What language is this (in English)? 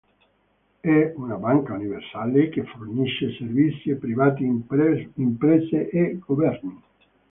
Italian